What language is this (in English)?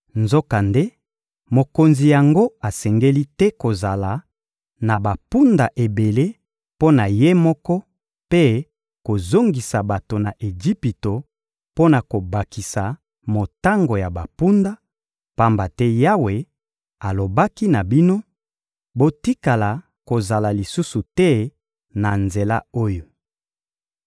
Lingala